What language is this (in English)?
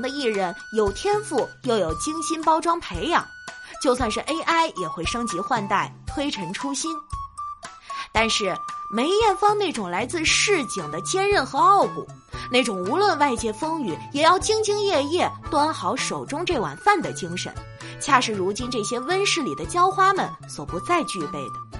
Chinese